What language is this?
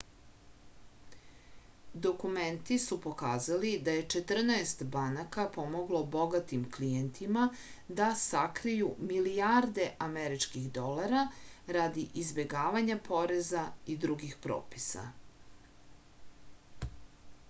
Serbian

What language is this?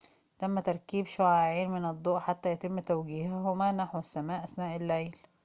Arabic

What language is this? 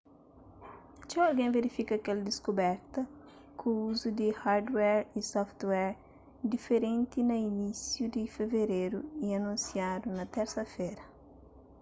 Kabuverdianu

